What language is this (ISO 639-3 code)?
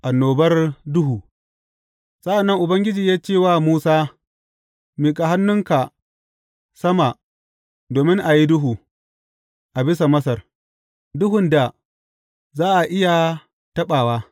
hau